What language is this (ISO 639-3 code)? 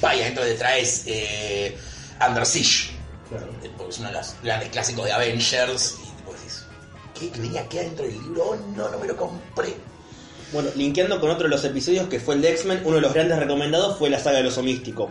spa